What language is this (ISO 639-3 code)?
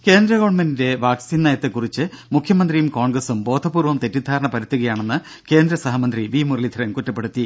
mal